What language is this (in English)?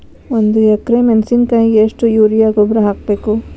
Kannada